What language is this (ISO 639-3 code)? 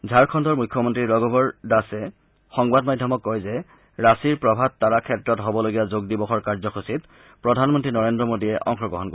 asm